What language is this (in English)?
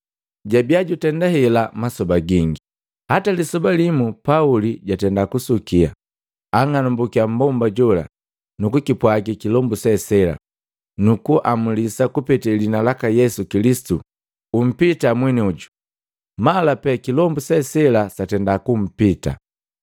Matengo